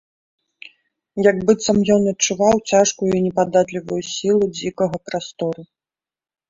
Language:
Belarusian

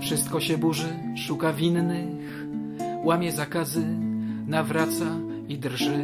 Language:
Polish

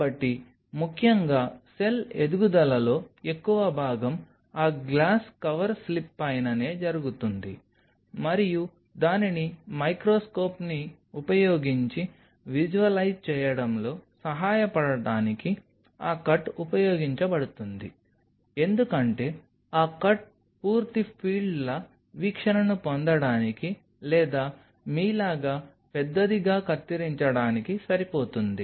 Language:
Telugu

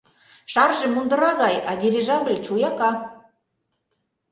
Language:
Mari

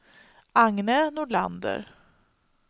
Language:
Swedish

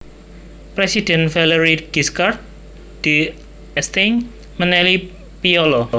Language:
Javanese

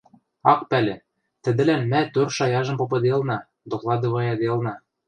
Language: Western Mari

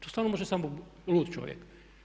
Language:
Croatian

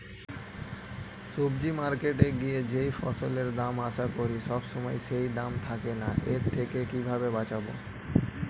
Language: Bangla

